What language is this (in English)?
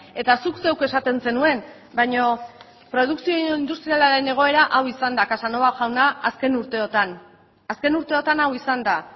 Basque